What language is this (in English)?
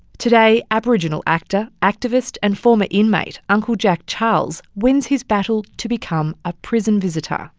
English